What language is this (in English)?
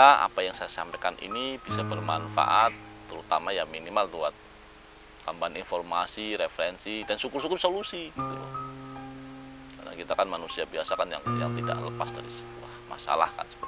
Indonesian